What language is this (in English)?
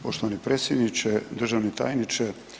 Croatian